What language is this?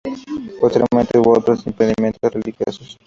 Spanish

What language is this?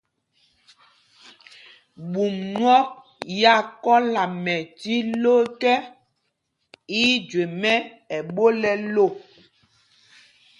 Mpumpong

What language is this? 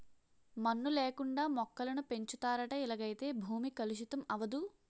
Telugu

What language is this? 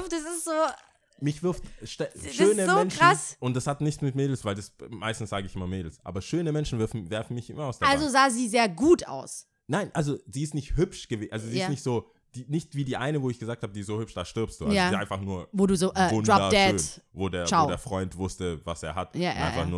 German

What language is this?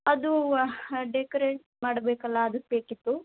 Kannada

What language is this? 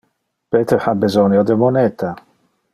Interlingua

